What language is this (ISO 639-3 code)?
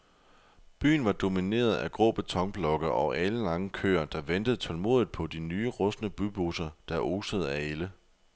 dan